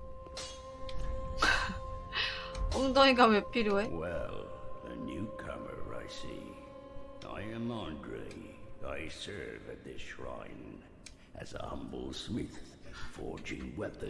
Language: Korean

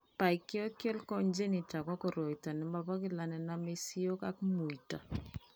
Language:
Kalenjin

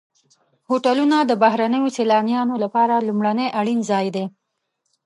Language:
Pashto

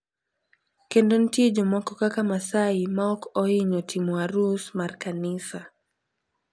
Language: Luo (Kenya and Tanzania)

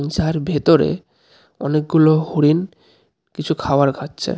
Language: Bangla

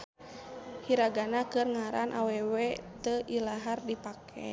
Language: Sundanese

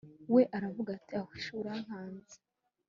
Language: Kinyarwanda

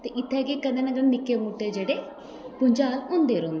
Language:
Dogri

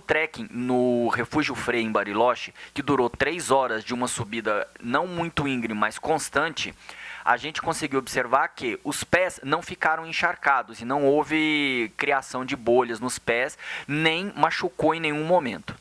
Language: Portuguese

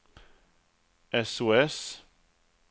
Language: Swedish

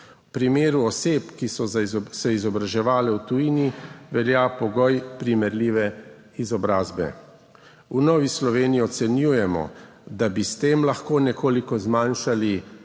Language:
Slovenian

